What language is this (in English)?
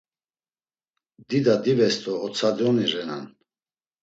Laz